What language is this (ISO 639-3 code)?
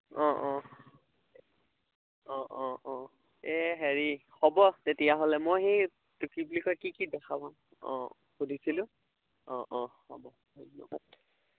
asm